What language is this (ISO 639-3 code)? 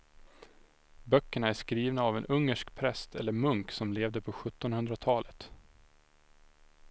swe